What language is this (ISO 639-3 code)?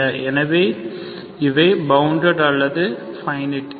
tam